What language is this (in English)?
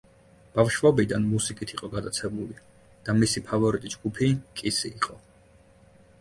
Georgian